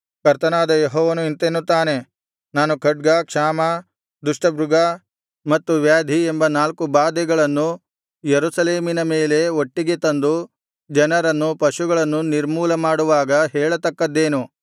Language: Kannada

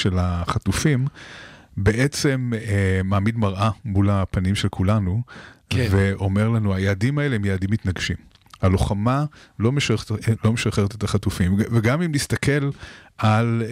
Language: Hebrew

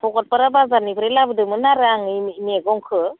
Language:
Bodo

